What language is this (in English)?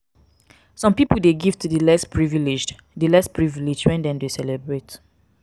Nigerian Pidgin